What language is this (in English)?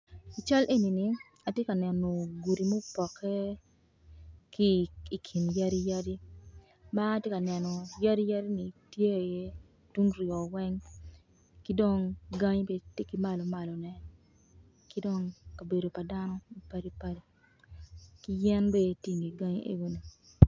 Acoli